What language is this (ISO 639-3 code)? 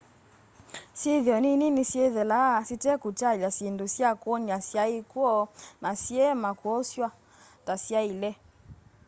kam